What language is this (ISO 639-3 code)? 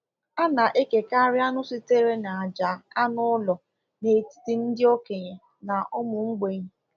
ibo